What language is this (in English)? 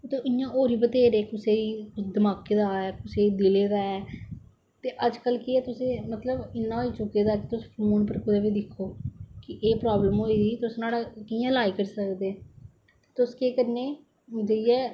Dogri